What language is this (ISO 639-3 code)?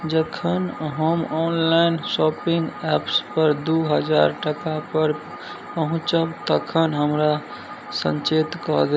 mai